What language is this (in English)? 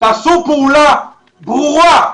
Hebrew